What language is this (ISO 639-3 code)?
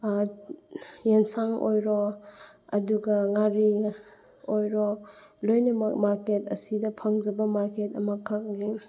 mni